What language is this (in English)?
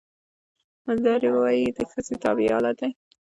Pashto